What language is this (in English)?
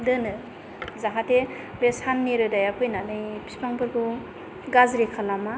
Bodo